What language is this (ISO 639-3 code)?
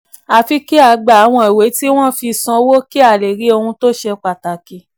yor